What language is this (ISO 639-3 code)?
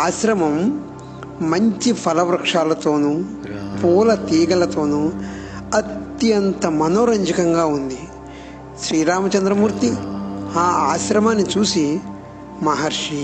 tel